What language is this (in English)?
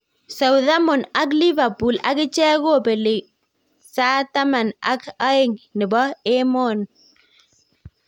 Kalenjin